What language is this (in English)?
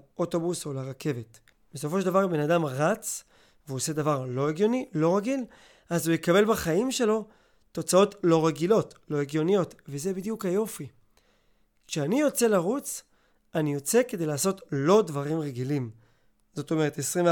Hebrew